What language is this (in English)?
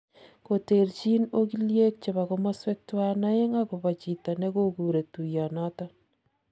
Kalenjin